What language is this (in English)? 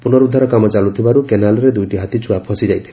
Odia